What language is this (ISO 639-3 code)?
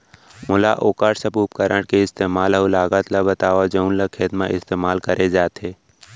hne